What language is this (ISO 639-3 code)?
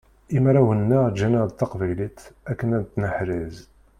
kab